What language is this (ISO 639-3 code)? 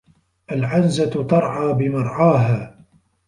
ara